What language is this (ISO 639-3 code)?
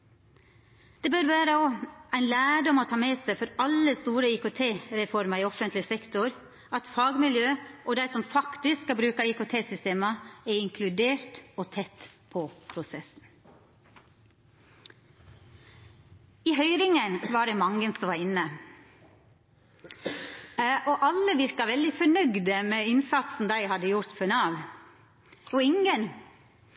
nno